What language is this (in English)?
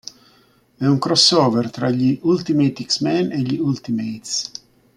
Italian